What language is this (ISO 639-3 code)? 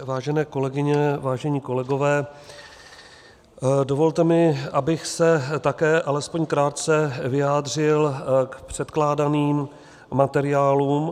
ces